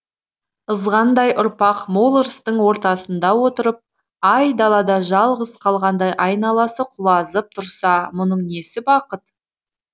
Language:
Kazakh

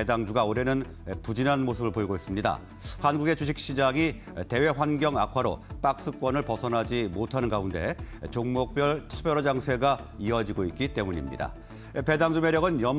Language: Korean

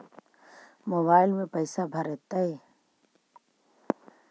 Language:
Magahi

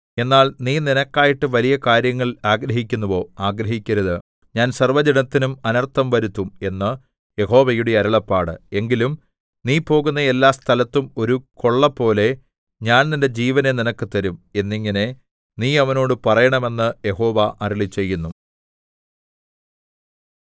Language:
Malayalam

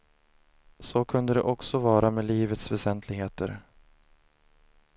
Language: Swedish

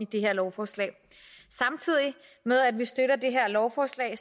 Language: Danish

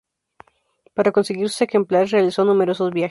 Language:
Spanish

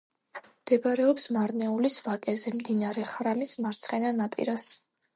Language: Georgian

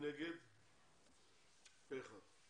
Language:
Hebrew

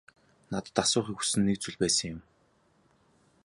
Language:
Mongolian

